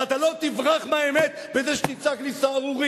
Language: Hebrew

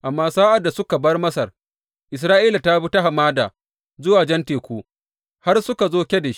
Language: Hausa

